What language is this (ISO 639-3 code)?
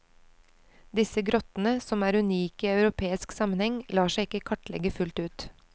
nor